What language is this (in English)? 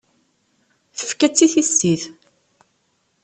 Kabyle